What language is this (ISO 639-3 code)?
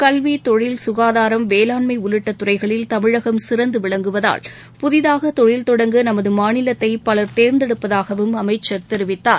tam